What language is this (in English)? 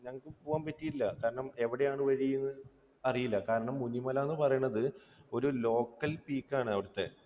Malayalam